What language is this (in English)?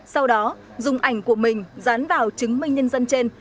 Vietnamese